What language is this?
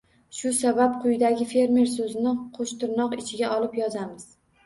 Uzbek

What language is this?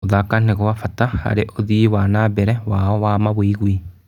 Kikuyu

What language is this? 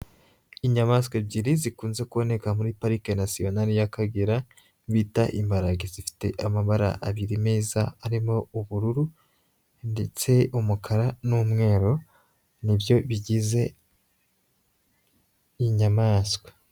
Kinyarwanda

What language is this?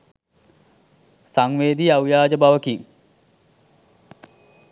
Sinhala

